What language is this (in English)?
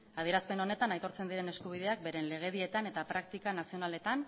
Basque